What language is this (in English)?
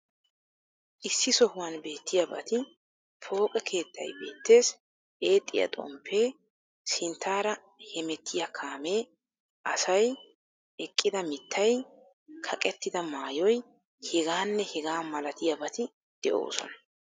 Wolaytta